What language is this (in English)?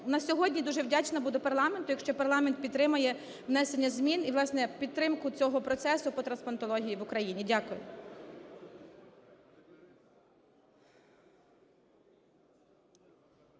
Ukrainian